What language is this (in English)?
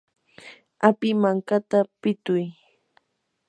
Yanahuanca Pasco Quechua